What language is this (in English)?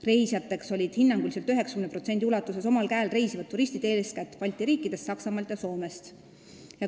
Estonian